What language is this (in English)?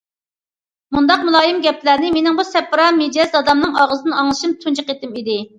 Uyghur